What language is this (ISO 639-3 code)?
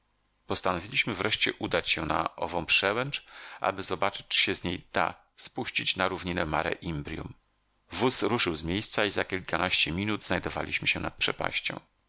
pol